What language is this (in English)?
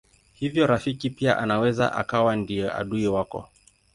Swahili